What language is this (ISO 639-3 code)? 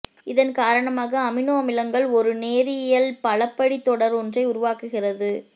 tam